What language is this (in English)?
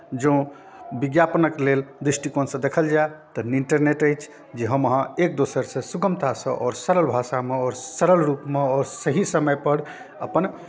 Maithili